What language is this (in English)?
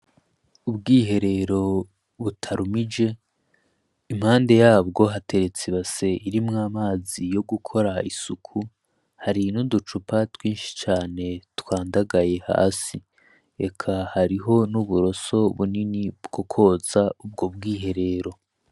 Rundi